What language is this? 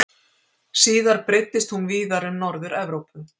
Icelandic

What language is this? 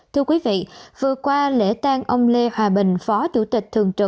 Vietnamese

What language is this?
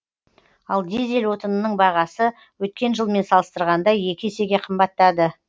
Kazakh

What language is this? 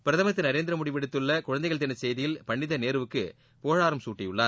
Tamil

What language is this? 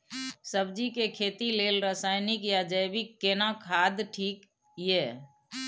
Maithili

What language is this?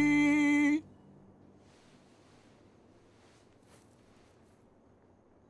Spanish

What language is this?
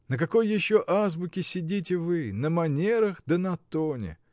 Russian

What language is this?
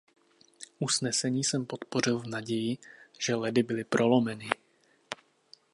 Czech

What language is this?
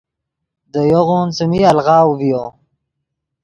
Yidgha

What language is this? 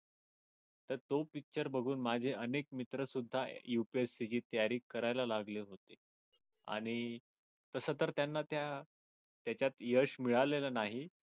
Marathi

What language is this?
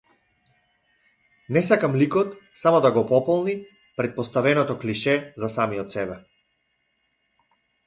Macedonian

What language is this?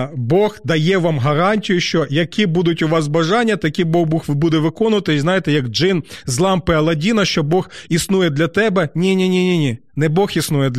Ukrainian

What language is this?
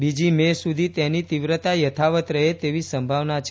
Gujarati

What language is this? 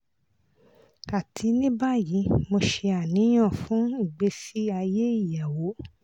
Yoruba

